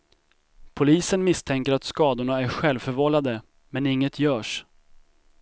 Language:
Swedish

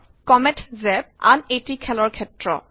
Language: Assamese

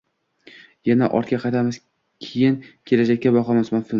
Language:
Uzbek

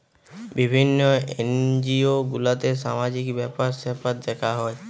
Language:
Bangla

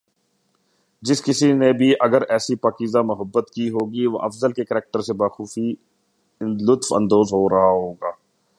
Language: Urdu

